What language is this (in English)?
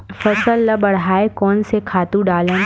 Chhattisgarhi